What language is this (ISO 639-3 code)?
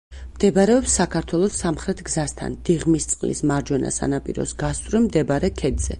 kat